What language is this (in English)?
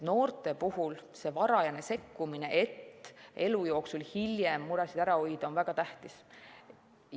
Estonian